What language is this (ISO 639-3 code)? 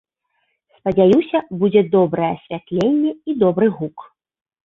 bel